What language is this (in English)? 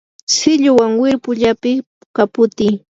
Yanahuanca Pasco Quechua